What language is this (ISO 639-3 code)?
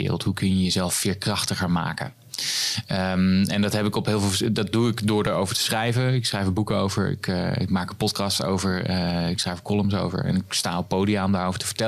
nld